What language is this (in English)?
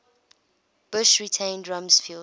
English